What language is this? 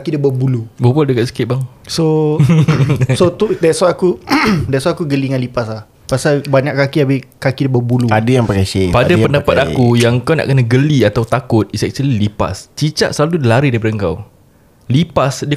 Malay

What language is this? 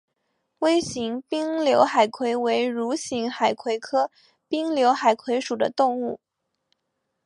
Chinese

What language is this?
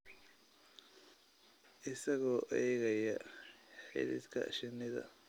Somali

